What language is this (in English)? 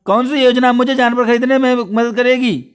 Hindi